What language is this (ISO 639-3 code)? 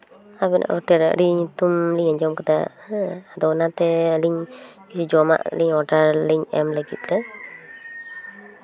sat